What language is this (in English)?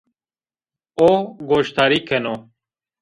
Zaza